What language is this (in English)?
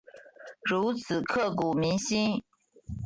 Chinese